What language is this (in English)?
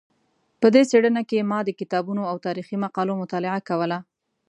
Pashto